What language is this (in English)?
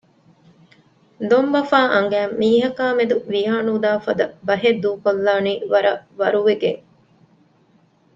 Divehi